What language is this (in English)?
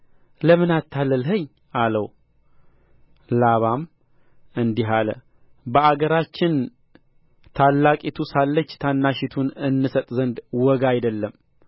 Amharic